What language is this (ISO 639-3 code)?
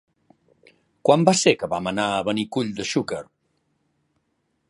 cat